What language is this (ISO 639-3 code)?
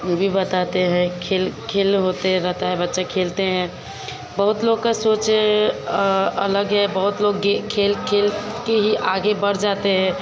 hin